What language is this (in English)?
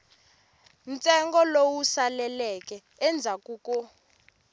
Tsonga